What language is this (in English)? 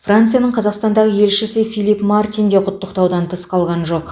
Kazakh